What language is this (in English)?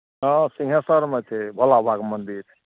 Maithili